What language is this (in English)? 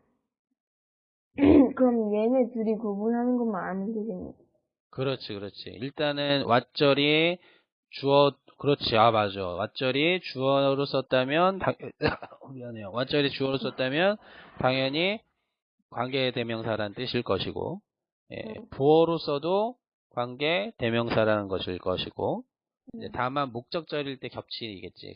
Korean